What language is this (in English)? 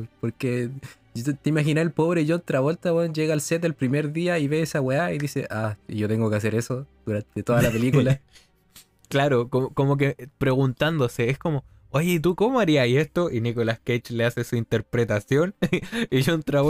Spanish